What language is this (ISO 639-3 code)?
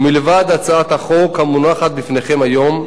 heb